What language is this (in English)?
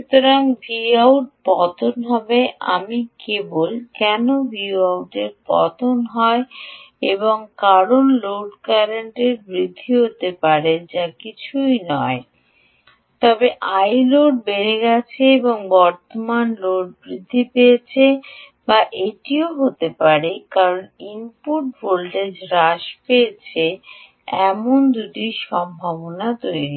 Bangla